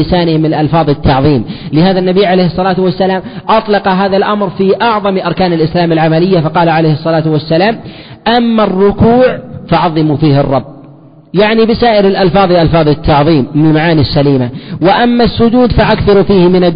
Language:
Arabic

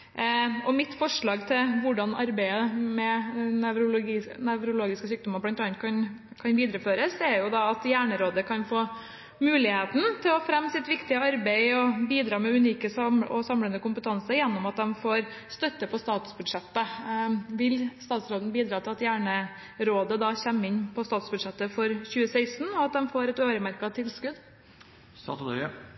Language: Norwegian Bokmål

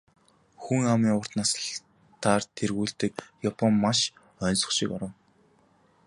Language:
Mongolian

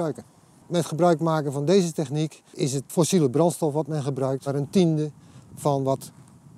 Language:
Dutch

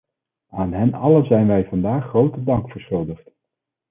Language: Dutch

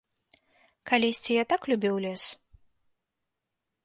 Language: Belarusian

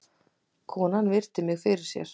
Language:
Icelandic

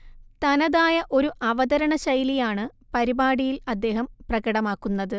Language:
Malayalam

